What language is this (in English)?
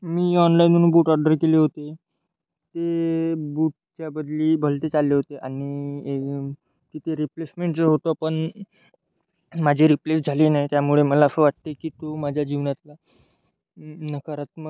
Marathi